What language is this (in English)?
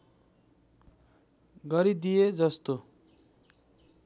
Nepali